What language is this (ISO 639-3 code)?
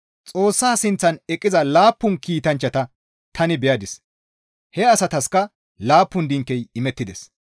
gmv